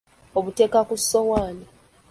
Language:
Ganda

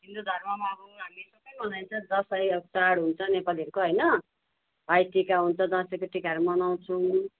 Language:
Nepali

